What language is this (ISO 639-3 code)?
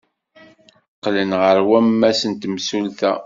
kab